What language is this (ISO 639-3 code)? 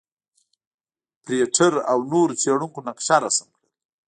pus